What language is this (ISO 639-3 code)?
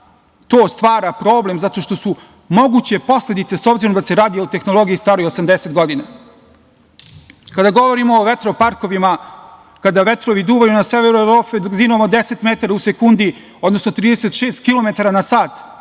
srp